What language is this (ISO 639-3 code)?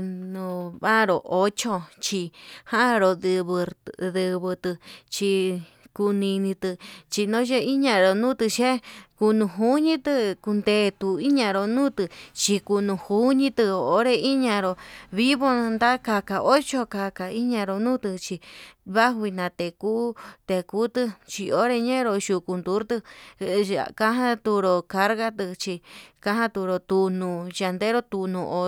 mab